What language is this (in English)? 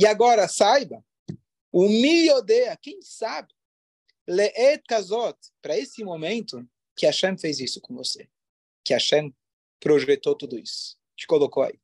Portuguese